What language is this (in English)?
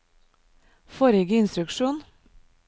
Norwegian